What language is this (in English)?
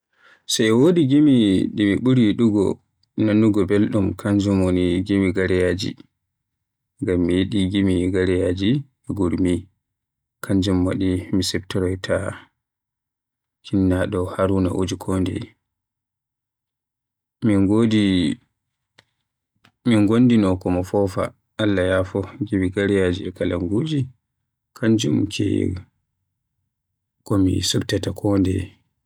Western Niger Fulfulde